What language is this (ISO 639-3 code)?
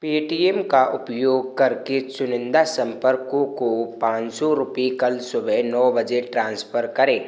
hin